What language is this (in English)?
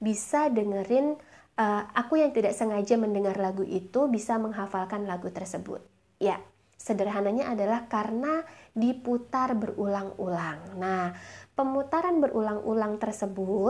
Indonesian